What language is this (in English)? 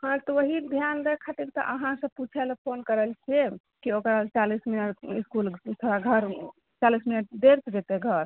Maithili